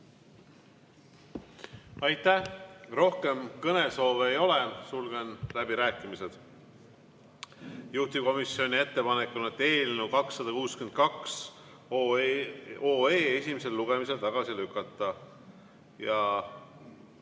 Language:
Estonian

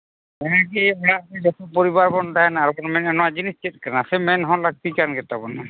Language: Santali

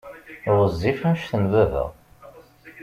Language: Kabyle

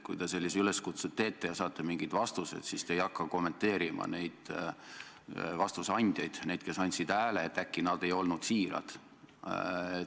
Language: Estonian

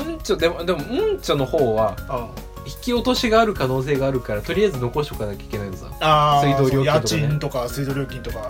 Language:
Japanese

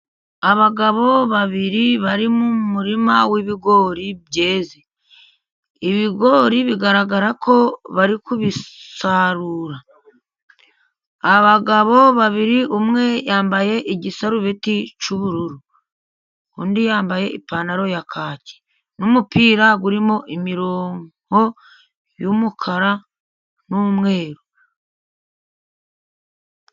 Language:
Kinyarwanda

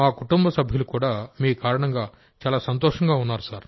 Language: Telugu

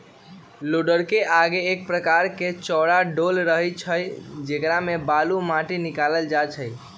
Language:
Magahi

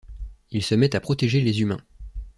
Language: French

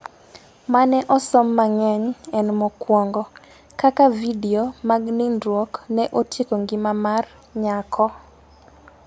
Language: Luo (Kenya and Tanzania)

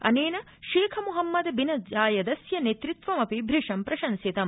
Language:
Sanskrit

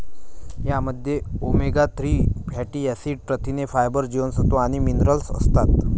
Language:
Marathi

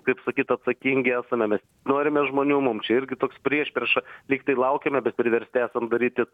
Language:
Lithuanian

